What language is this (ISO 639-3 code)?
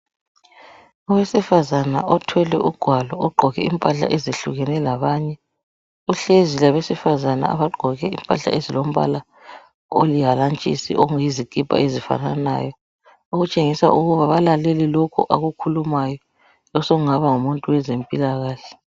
nde